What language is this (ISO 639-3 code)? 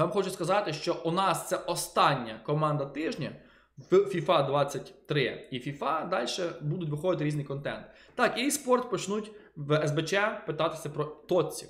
ukr